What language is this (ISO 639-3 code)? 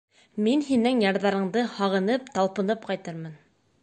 bak